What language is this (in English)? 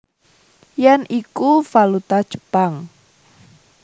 Javanese